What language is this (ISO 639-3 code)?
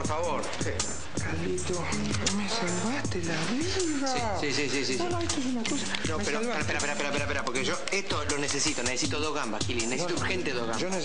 spa